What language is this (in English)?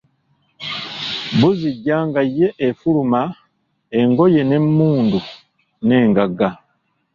Ganda